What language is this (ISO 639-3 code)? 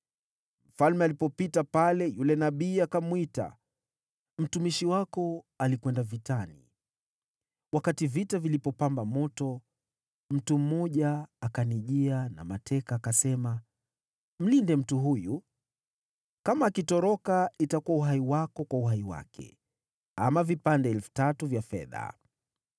swa